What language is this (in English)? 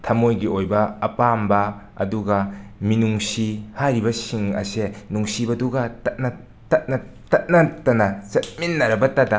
Manipuri